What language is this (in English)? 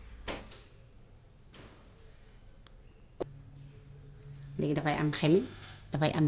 Gambian Wolof